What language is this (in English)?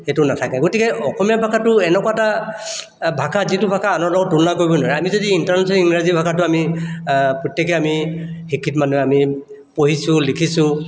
Assamese